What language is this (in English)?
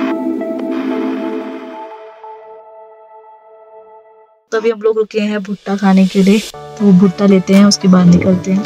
Hindi